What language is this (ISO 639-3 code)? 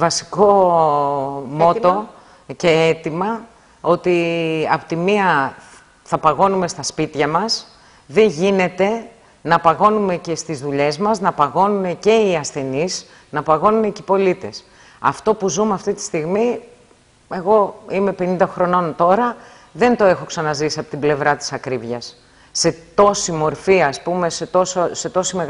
ell